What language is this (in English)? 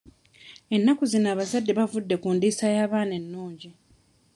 Ganda